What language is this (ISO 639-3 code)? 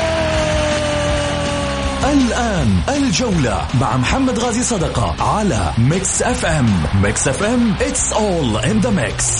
ara